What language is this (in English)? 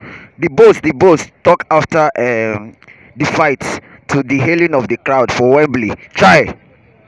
Nigerian Pidgin